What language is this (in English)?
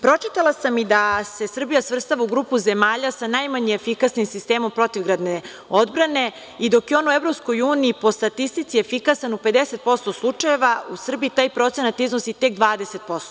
Serbian